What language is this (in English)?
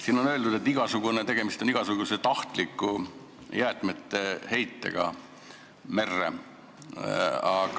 Estonian